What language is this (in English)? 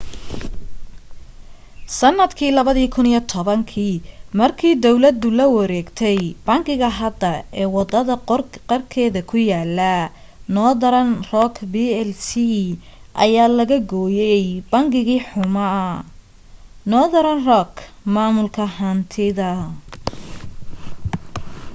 Somali